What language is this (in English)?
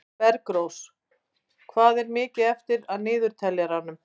Icelandic